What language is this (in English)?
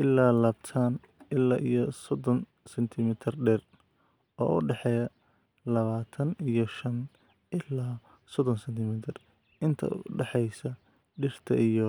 Somali